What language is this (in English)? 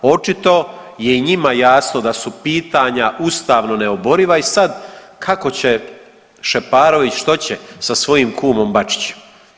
Croatian